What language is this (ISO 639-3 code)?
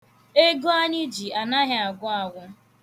ibo